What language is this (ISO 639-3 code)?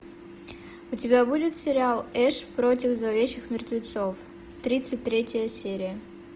rus